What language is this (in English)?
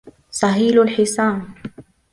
Arabic